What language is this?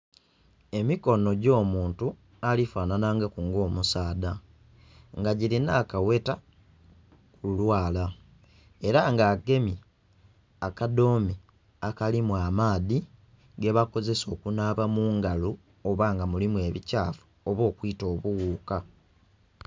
Soga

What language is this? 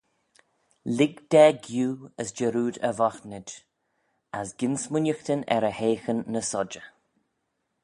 Manx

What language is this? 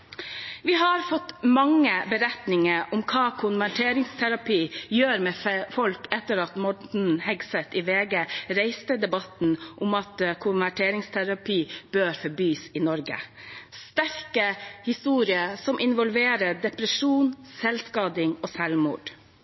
Norwegian Bokmål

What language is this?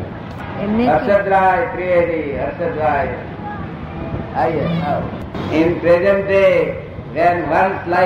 Gujarati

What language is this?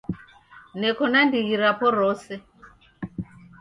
Taita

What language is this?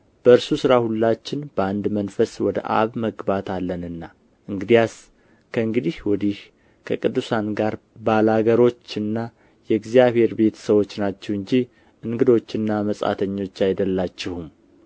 Amharic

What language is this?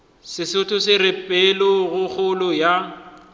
Northern Sotho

